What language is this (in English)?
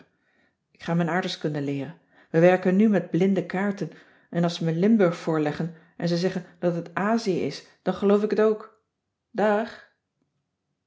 Dutch